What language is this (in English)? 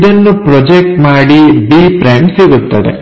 Kannada